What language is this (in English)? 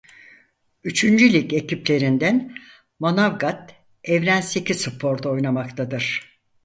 Turkish